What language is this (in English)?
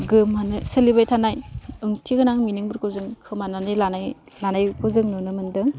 Bodo